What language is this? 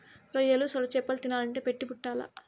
Telugu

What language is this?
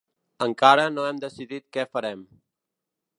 Catalan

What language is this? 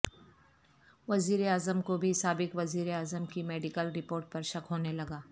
Urdu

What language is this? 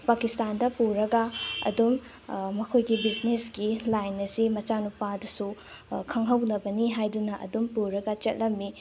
Manipuri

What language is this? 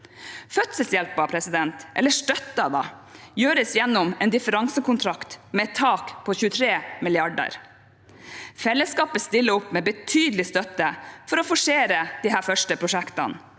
Norwegian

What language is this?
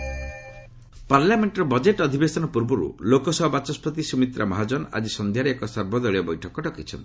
Odia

